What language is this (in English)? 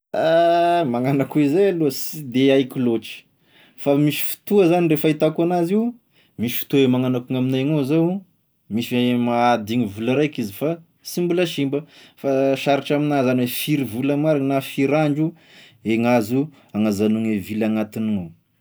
Tesaka Malagasy